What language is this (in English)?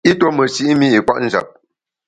Bamun